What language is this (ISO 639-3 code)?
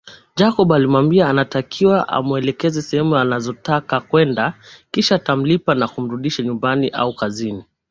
swa